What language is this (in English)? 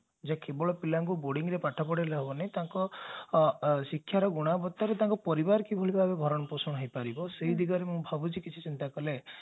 Odia